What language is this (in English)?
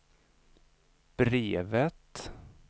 Swedish